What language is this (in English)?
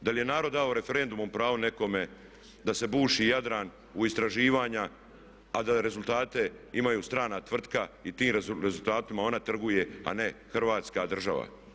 Croatian